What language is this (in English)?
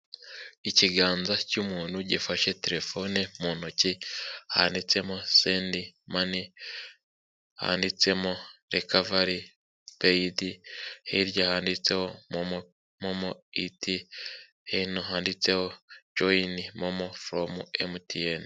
Kinyarwanda